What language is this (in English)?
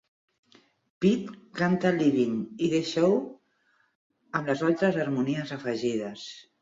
Catalan